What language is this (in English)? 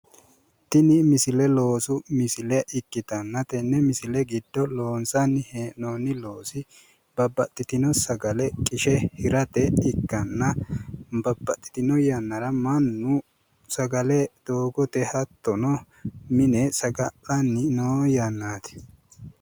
Sidamo